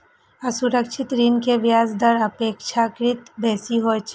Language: Maithili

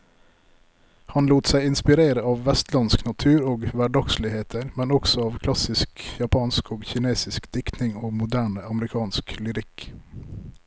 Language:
Norwegian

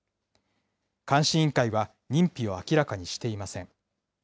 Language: Japanese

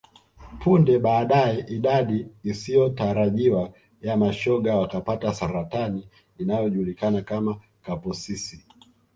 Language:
Swahili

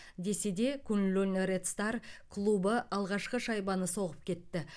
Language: Kazakh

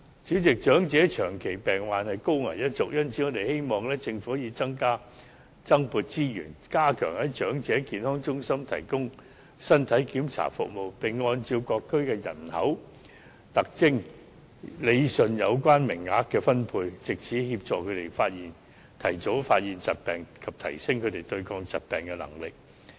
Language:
Cantonese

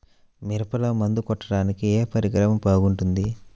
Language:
Telugu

